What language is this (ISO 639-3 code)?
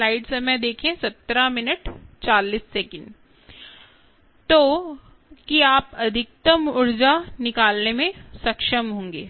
hin